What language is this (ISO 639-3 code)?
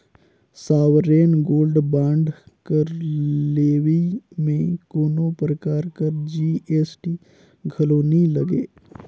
hne